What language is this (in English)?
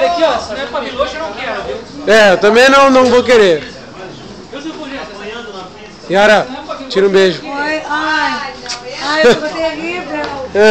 Portuguese